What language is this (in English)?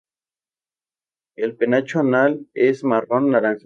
Spanish